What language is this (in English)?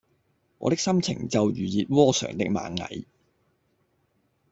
Cantonese